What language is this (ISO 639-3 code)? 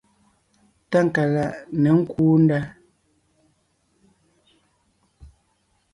nnh